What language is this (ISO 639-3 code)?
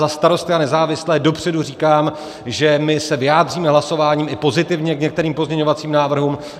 ces